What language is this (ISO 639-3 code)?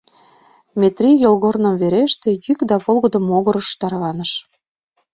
chm